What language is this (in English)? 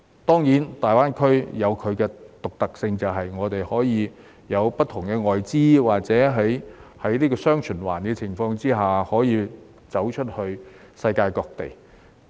Cantonese